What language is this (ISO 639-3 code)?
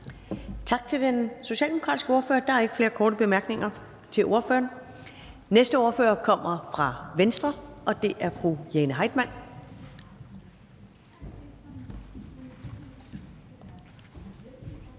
dan